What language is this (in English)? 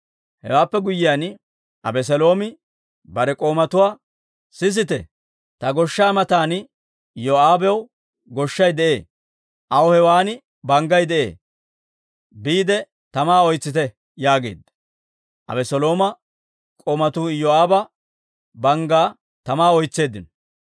Dawro